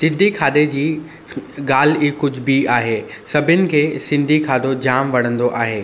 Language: Sindhi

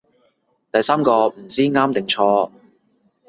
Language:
Cantonese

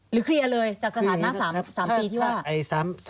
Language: Thai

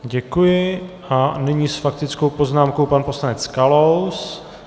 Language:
Czech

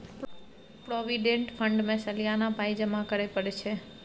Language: Maithili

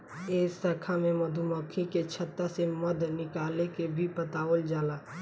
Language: Bhojpuri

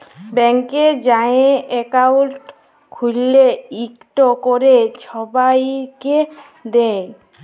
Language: Bangla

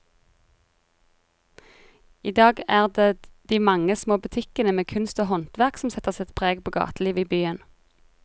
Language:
Norwegian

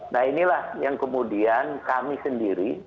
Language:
Indonesian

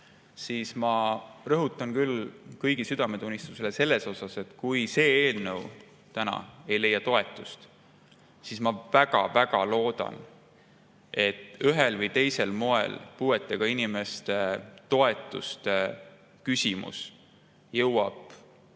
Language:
Estonian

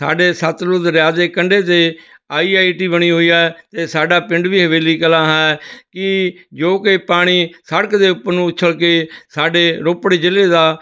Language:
Punjabi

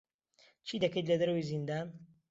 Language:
Central Kurdish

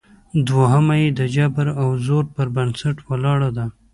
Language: Pashto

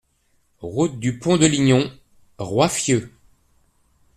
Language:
French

